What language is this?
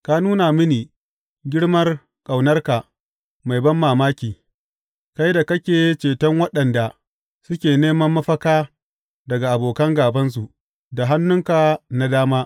Hausa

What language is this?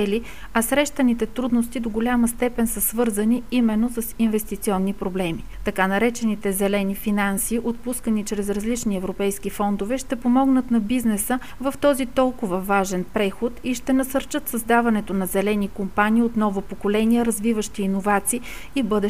Bulgarian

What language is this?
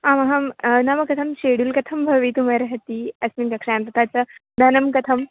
Sanskrit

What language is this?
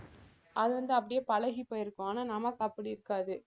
Tamil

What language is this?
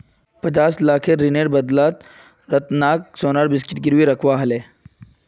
Magahi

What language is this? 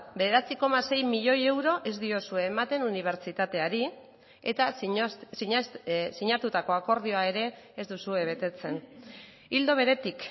Basque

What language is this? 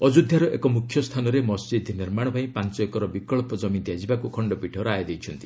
Odia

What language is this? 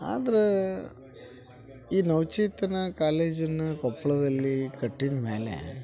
Kannada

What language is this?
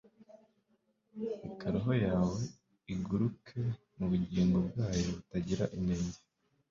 Kinyarwanda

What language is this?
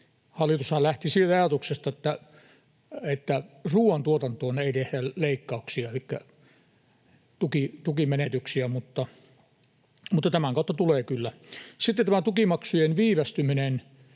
Finnish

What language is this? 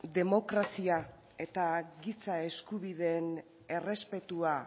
Basque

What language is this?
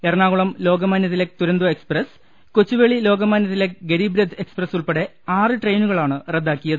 Malayalam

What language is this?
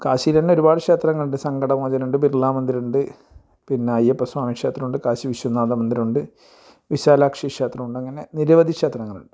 Malayalam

